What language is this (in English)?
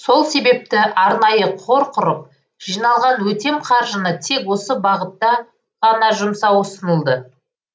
Kazakh